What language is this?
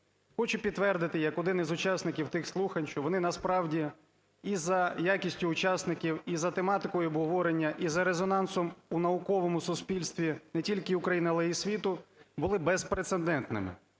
Ukrainian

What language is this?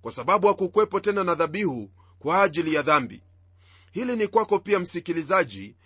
Swahili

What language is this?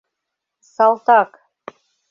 Mari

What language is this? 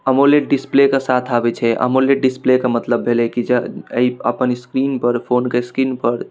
Maithili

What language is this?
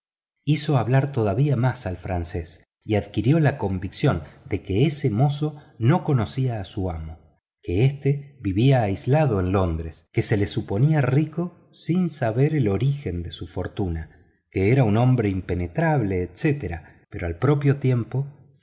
Spanish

